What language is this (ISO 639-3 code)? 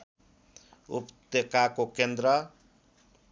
nep